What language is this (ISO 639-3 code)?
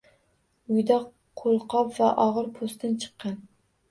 uzb